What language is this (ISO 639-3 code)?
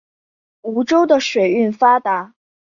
zho